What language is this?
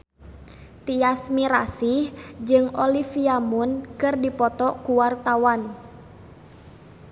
Sundanese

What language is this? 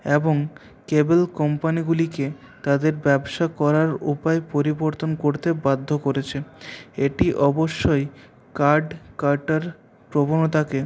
Bangla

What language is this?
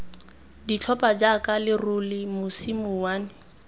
Tswana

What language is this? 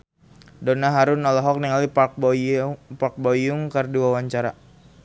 Sundanese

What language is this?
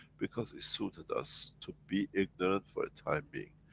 English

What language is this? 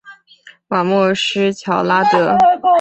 Chinese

